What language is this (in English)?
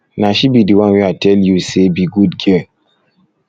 Nigerian Pidgin